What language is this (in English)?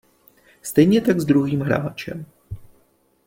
Czech